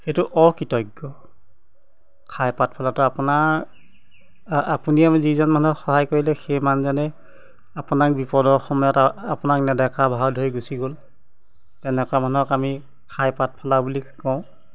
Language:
Assamese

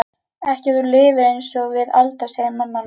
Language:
Icelandic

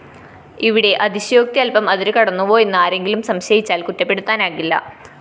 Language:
Malayalam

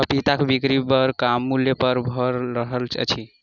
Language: Maithili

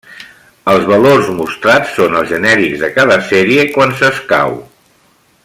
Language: Catalan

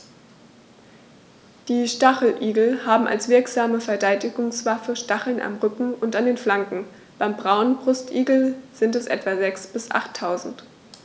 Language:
German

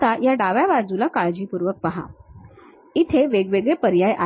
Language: Marathi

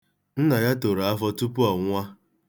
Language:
Igbo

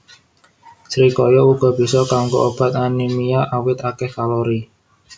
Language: Javanese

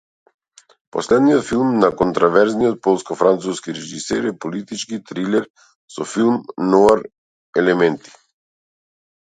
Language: Macedonian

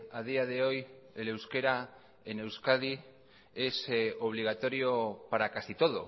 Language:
Spanish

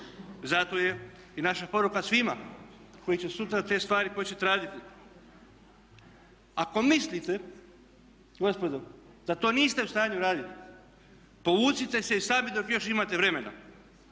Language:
Croatian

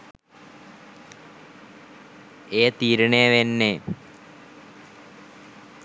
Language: Sinhala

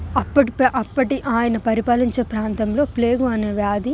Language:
Telugu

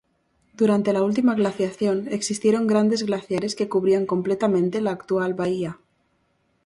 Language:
Spanish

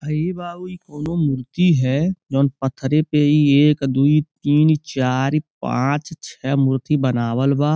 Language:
Bhojpuri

